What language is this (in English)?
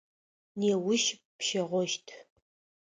Adyghe